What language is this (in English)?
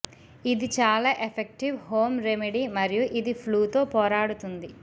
Telugu